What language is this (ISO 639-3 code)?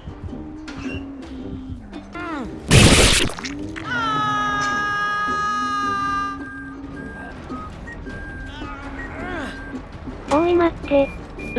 jpn